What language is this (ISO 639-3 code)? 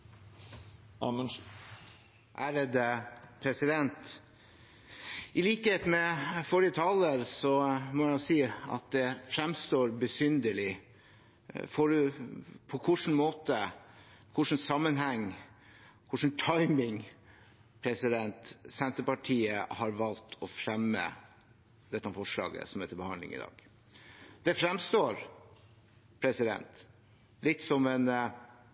nob